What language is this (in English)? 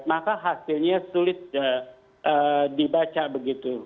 Indonesian